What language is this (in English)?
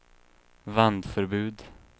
Swedish